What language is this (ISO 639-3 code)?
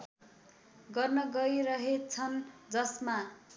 nep